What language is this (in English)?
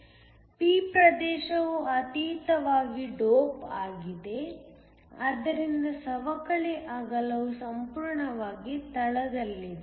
Kannada